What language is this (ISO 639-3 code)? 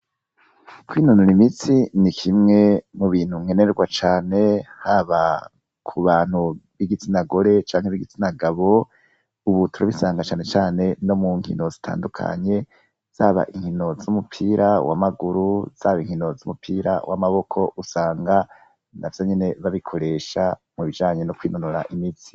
run